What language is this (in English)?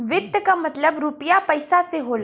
Bhojpuri